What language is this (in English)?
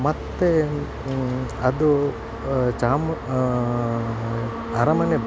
Kannada